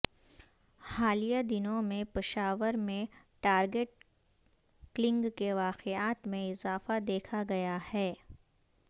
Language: Urdu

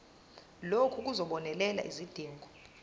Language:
Zulu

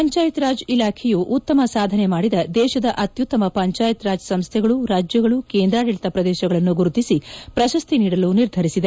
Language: Kannada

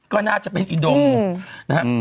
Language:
Thai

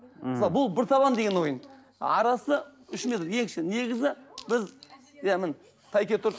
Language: Kazakh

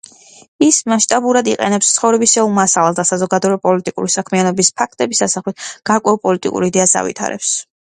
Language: Georgian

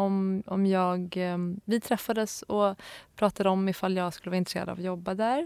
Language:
Swedish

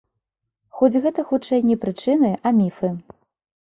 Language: Belarusian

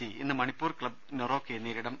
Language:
Malayalam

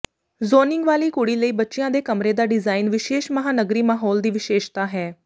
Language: Punjabi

